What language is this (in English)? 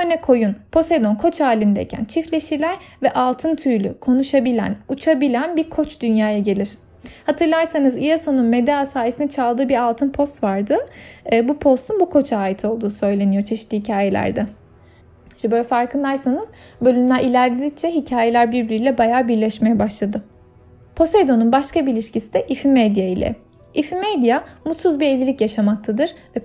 Turkish